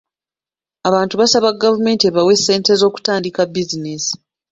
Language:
Ganda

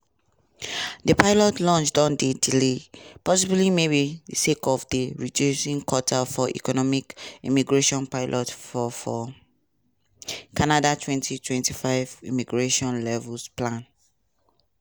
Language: Nigerian Pidgin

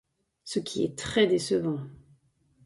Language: French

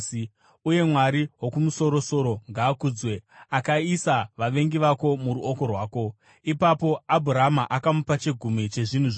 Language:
Shona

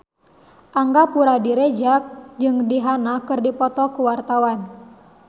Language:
Sundanese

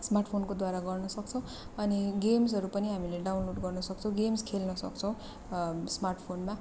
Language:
Nepali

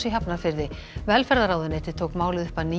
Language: Icelandic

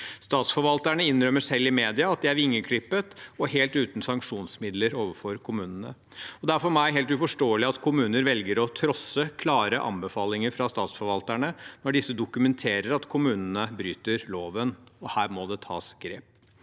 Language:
Norwegian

